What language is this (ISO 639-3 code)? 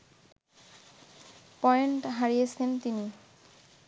ben